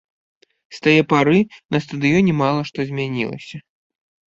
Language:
Belarusian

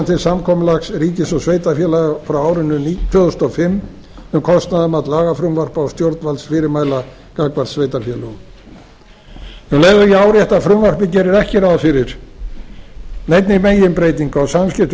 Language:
Icelandic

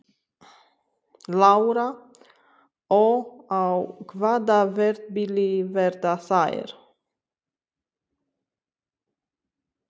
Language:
Icelandic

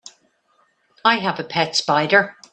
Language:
English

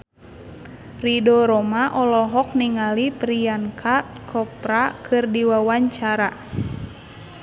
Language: Sundanese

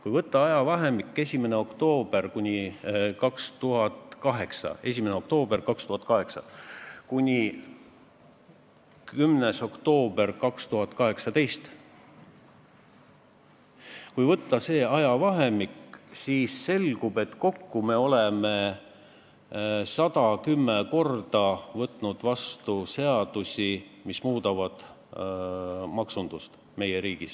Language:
Estonian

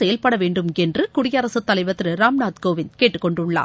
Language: Tamil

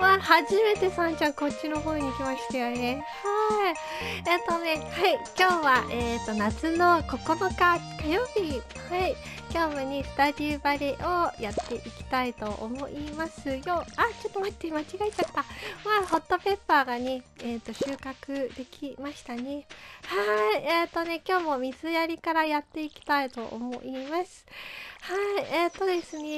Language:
Japanese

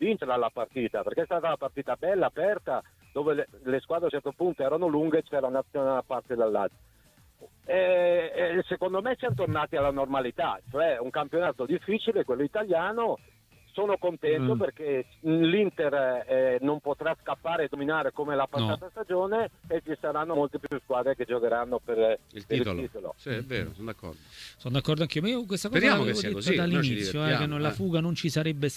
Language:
Italian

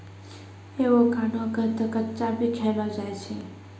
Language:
Maithili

